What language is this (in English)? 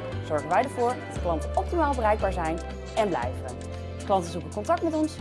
Dutch